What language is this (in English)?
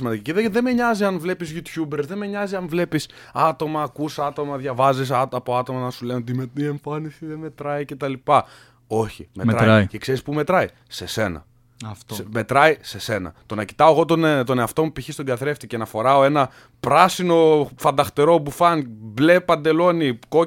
Greek